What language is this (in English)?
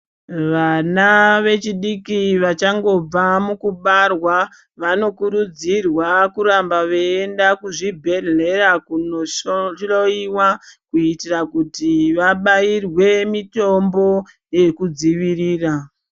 Ndau